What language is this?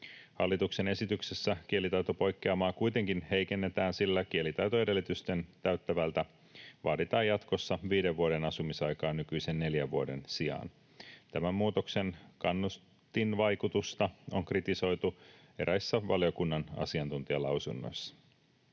Finnish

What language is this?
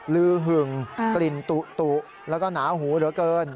Thai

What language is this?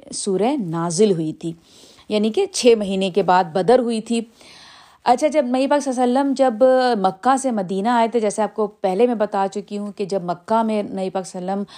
Urdu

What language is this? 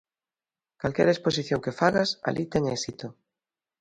Galician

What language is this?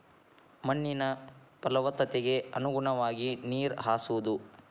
Kannada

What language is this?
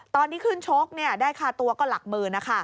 Thai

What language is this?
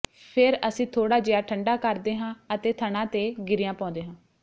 Punjabi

